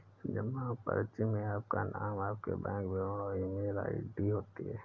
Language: Hindi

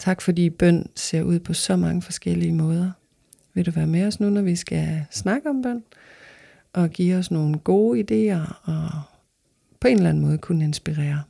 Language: Danish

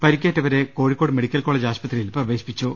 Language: Malayalam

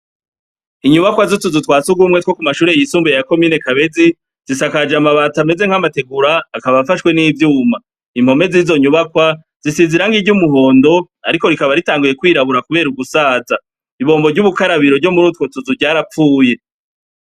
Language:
Rundi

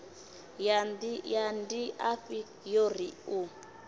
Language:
Venda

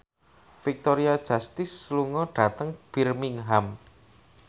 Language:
Javanese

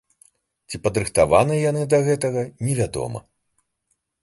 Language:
Belarusian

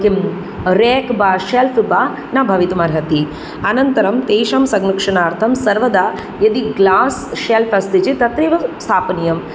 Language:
Sanskrit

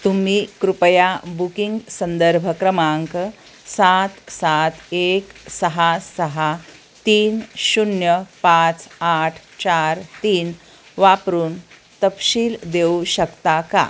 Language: Marathi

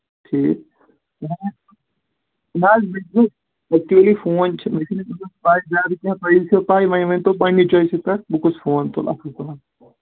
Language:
Kashmiri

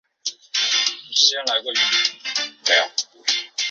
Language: Chinese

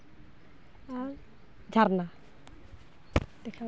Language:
Santali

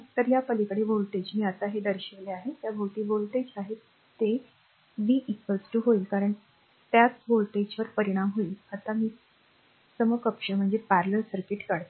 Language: Marathi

